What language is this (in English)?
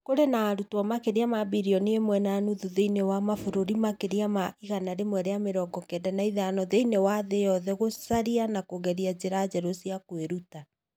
Kikuyu